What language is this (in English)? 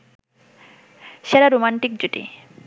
Bangla